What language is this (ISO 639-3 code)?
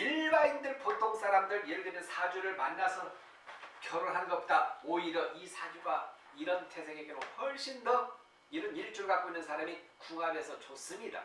kor